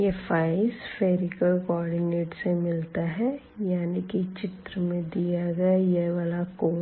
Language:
Hindi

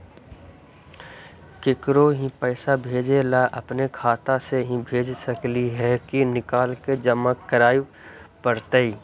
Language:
Magahi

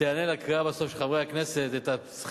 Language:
Hebrew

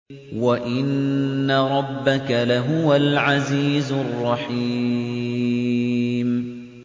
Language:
Arabic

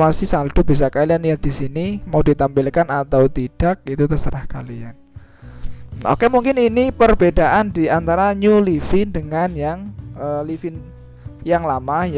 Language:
Indonesian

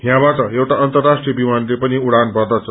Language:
Nepali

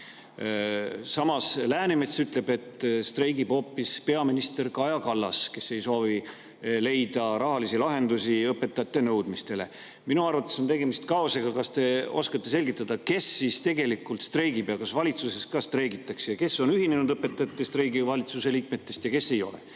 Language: Estonian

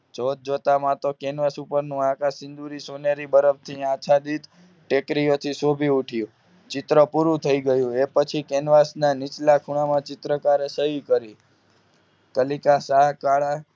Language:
Gujarati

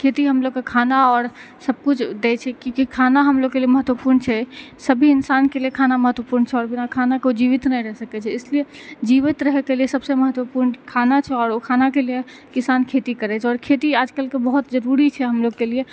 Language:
Maithili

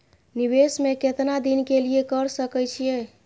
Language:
Maithili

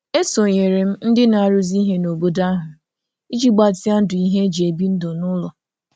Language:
Igbo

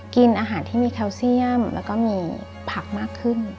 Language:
Thai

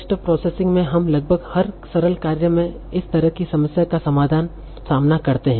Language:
Hindi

